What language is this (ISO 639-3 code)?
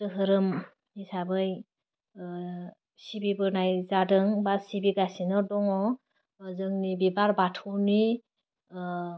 brx